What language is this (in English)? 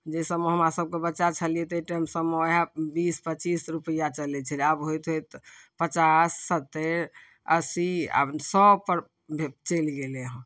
Maithili